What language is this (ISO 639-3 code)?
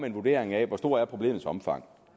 dan